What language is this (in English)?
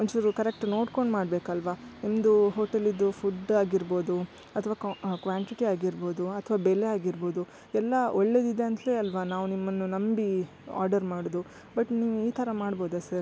Kannada